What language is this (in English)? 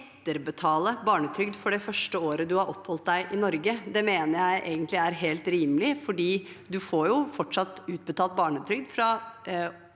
Norwegian